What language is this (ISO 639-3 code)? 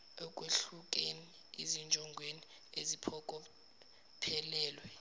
zul